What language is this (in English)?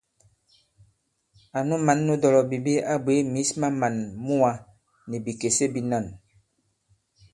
Bankon